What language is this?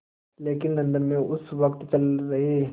Hindi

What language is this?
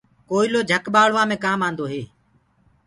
Gurgula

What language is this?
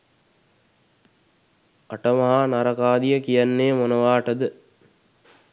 Sinhala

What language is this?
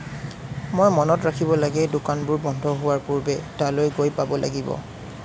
Assamese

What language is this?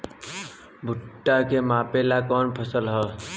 Bhojpuri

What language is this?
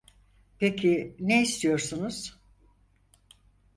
Turkish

